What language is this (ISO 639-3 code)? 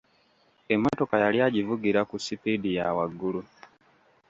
lug